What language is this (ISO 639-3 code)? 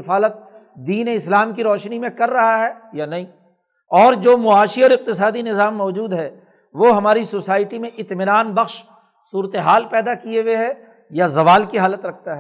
urd